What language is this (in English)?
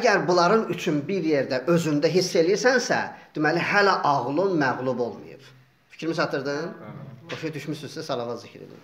Turkish